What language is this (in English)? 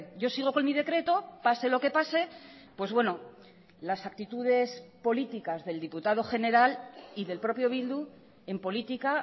Spanish